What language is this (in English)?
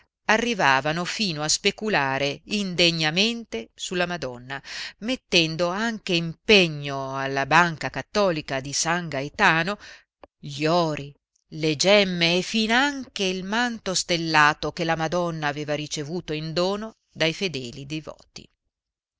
Italian